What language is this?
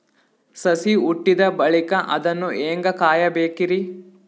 Kannada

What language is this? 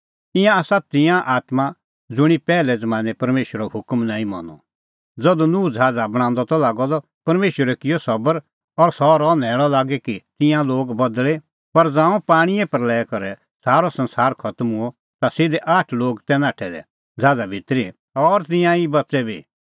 Kullu Pahari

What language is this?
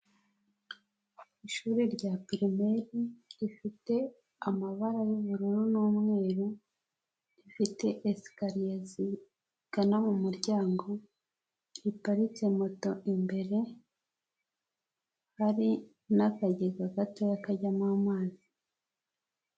Kinyarwanda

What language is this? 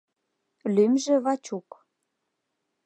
Mari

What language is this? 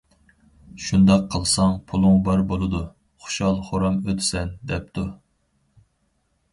Uyghur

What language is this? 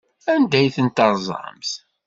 Kabyle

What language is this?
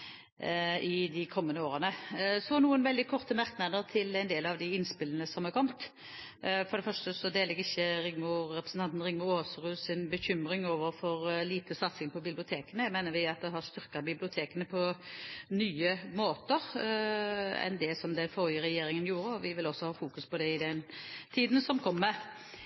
Norwegian Bokmål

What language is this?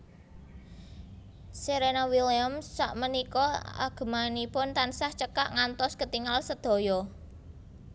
Javanese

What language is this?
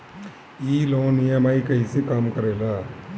Bhojpuri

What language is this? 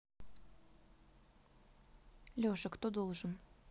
Russian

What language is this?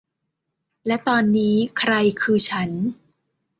Thai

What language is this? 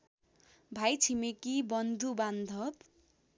Nepali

